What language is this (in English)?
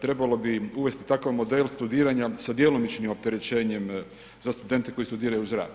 Croatian